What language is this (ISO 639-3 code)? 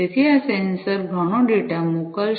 guj